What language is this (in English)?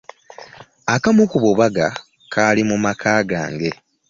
Ganda